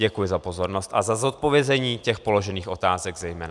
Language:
Czech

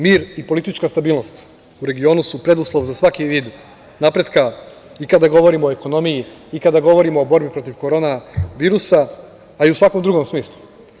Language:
Serbian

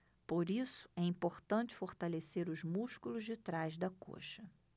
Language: Portuguese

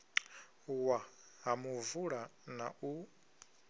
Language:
Venda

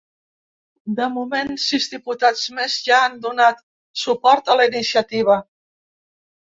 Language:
Catalan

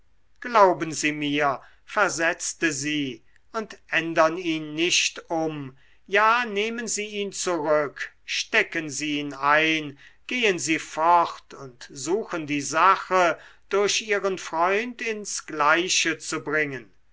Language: German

